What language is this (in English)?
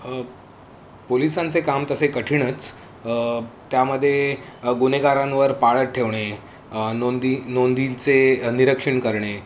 Marathi